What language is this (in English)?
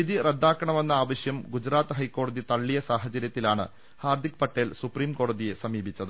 Malayalam